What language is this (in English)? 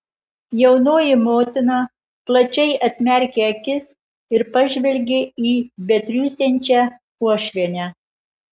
Lithuanian